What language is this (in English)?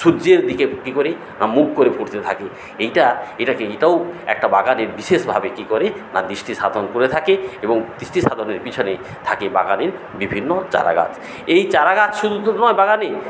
Bangla